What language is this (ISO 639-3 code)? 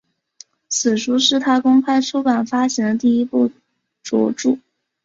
zho